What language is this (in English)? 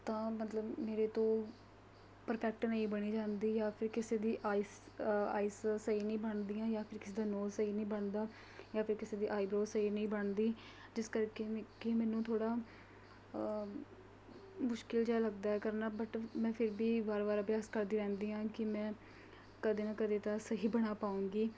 Punjabi